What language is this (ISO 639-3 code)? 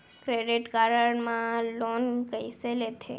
hne